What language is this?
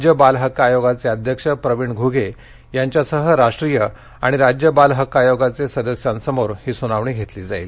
Marathi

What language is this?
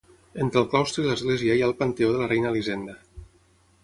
Catalan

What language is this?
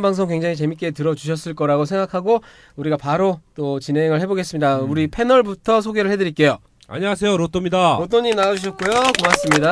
Korean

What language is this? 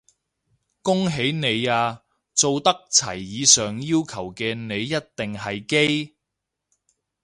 Cantonese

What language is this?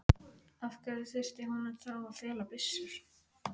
Icelandic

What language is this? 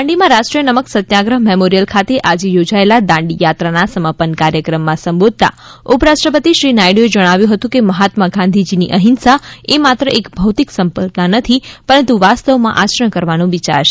Gujarati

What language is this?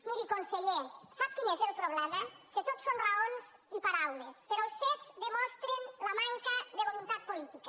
Catalan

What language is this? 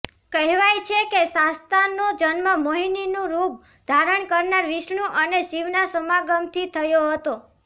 Gujarati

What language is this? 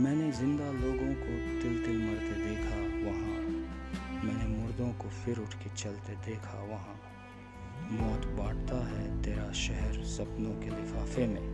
Hindi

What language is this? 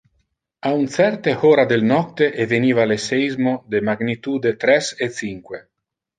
Interlingua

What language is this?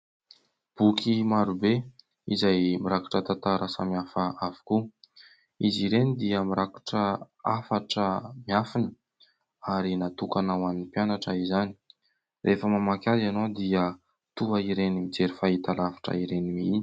Malagasy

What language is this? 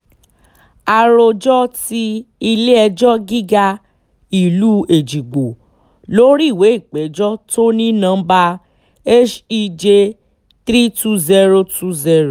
Yoruba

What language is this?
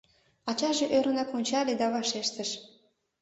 Mari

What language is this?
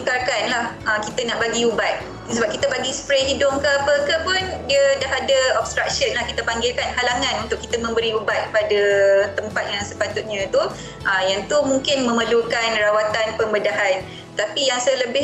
Malay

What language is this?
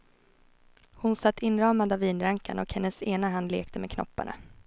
Swedish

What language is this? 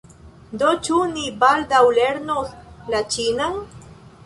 Esperanto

